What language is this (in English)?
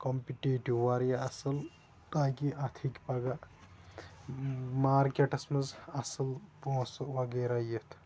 Kashmiri